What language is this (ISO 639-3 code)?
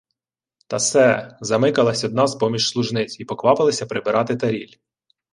ukr